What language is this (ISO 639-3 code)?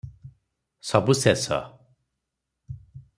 ori